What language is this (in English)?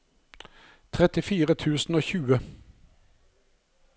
Norwegian